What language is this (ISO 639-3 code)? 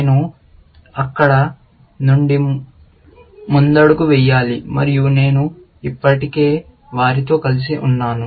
tel